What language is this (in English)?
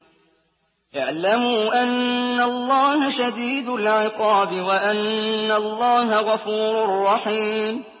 Arabic